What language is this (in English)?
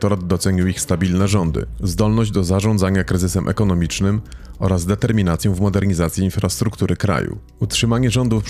Polish